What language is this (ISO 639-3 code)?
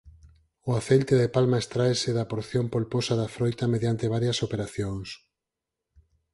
glg